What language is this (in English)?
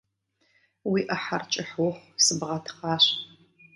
Kabardian